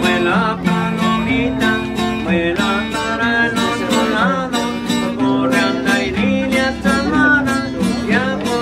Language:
Spanish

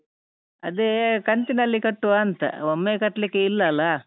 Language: Kannada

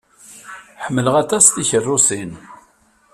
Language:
Kabyle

